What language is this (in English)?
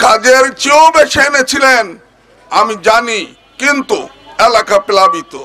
Korean